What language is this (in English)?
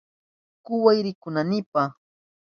Southern Pastaza Quechua